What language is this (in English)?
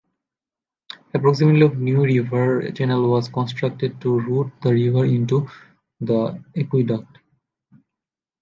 English